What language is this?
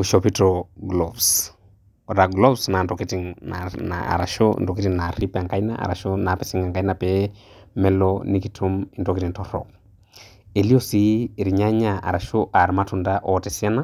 Masai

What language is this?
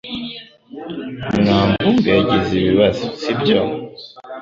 Kinyarwanda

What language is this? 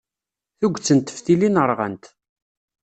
Kabyle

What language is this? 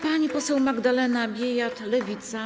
Polish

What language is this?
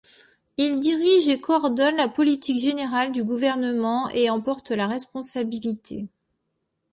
French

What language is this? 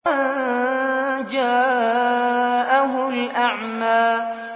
Arabic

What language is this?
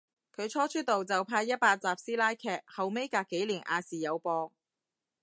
Cantonese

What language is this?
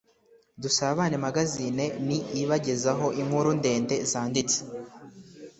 Kinyarwanda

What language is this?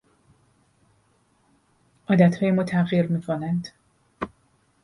Persian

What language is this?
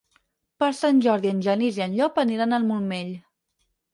Catalan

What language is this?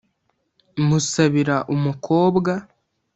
Kinyarwanda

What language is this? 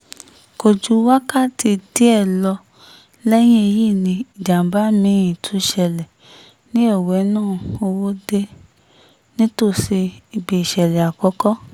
Yoruba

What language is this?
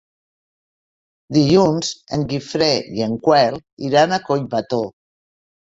Catalan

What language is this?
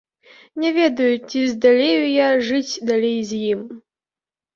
Belarusian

